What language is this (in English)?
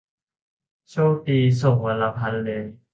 Thai